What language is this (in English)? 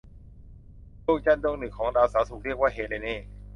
Thai